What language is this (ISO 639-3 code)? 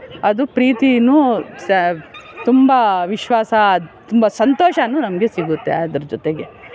kan